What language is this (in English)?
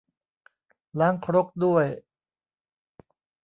Thai